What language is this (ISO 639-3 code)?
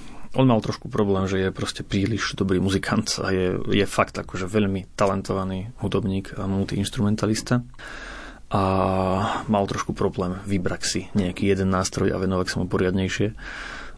slk